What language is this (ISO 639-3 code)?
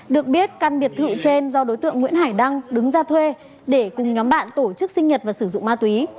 vie